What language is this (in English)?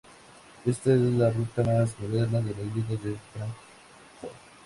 Spanish